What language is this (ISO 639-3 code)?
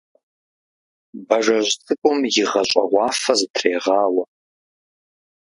kbd